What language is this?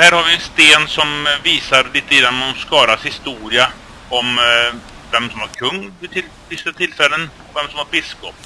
Swedish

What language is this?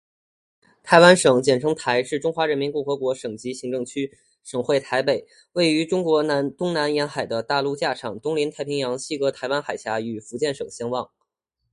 Chinese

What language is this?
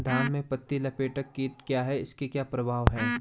Hindi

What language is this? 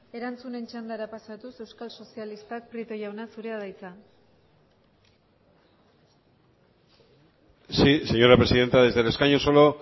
Basque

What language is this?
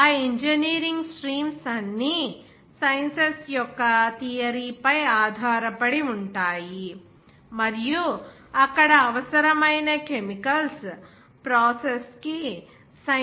Telugu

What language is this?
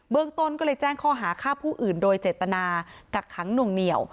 Thai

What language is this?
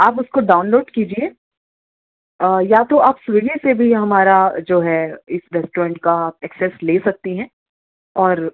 Urdu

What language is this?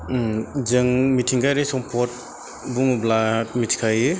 Bodo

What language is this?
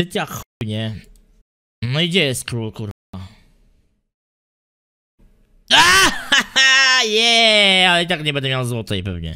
Polish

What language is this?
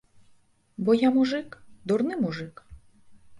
Belarusian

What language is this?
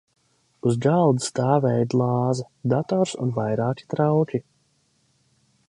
Latvian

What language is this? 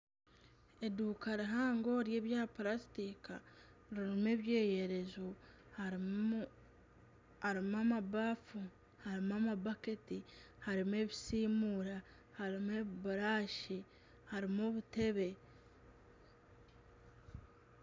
Nyankole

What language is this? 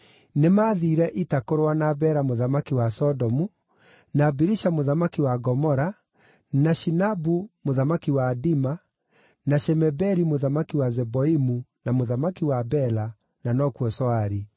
Kikuyu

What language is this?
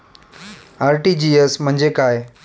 Marathi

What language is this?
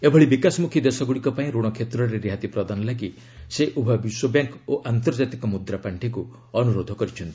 Odia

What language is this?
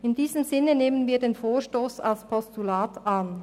Swiss German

